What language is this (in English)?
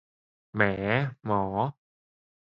Thai